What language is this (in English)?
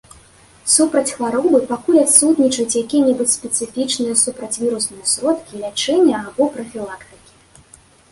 Belarusian